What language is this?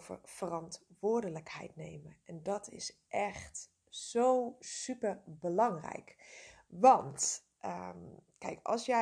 Dutch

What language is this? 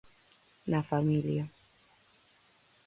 Galician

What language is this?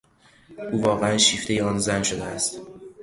Persian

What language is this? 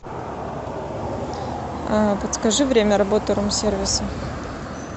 Russian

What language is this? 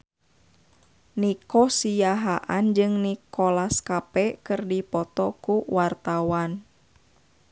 Sundanese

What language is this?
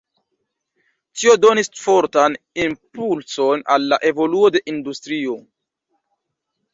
Esperanto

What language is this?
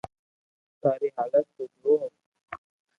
Loarki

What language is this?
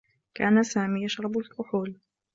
Arabic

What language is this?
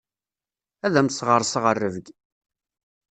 Kabyle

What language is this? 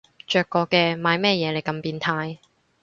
Cantonese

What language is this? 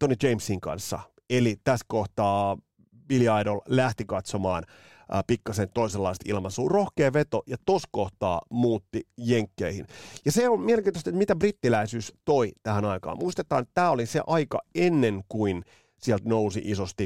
Finnish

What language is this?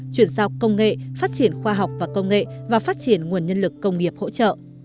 Vietnamese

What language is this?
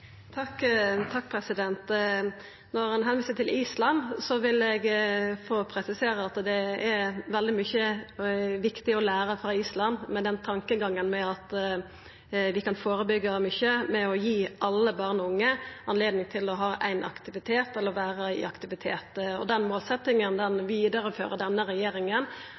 Norwegian Nynorsk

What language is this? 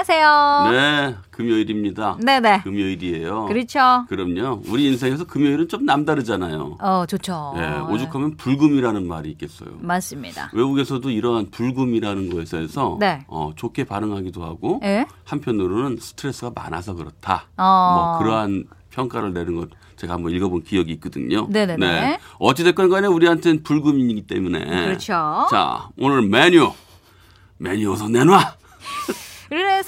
Korean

